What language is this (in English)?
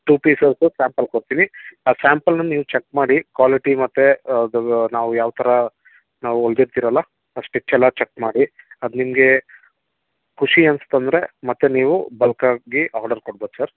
Kannada